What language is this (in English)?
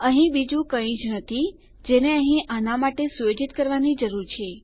Gujarati